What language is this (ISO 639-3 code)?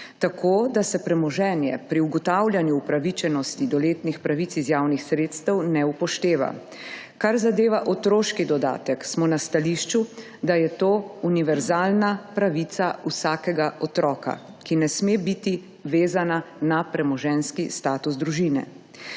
slv